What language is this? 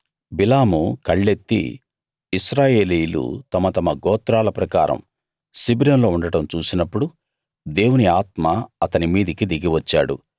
Telugu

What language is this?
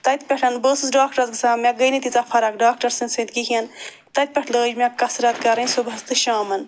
Kashmiri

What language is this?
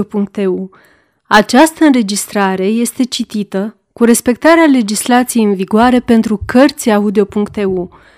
Romanian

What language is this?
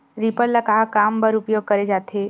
Chhattisgarhi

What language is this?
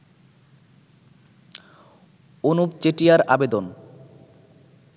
Bangla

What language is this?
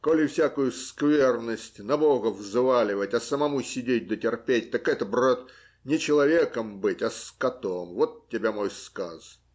Russian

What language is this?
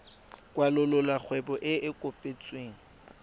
Tswana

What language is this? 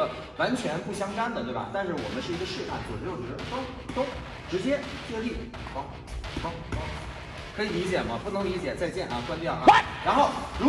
Chinese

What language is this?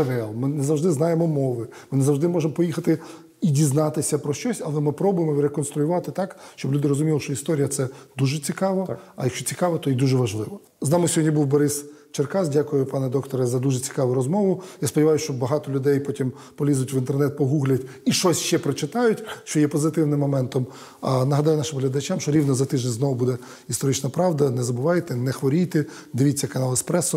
Ukrainian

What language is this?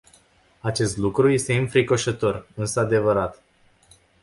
Romanian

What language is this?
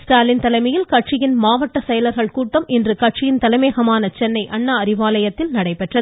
Tamil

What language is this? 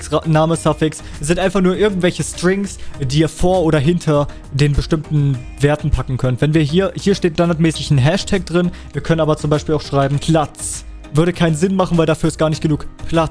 German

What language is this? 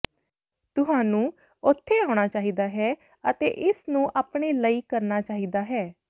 Punjabi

